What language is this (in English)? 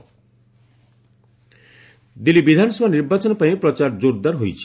Odia